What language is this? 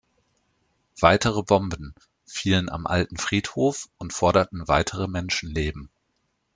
German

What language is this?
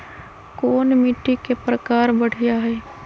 Magahi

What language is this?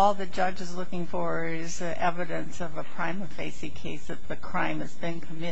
English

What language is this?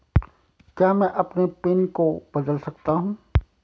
Hindi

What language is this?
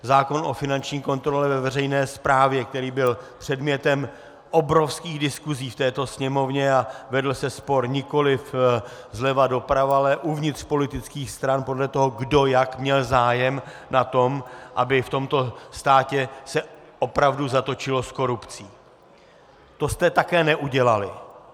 Czech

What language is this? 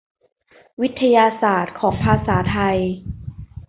Thai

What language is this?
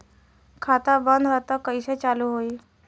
Bhojpuri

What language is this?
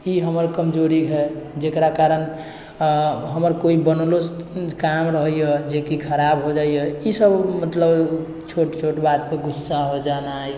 Maithili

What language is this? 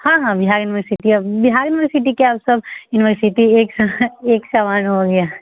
Hindi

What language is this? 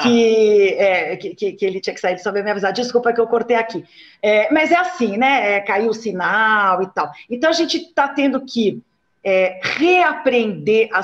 Portuguese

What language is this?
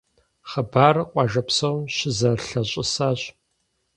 Kabardian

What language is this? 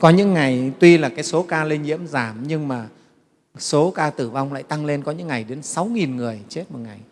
Vietnamese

